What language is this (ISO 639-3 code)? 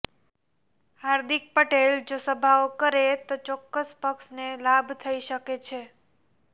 guj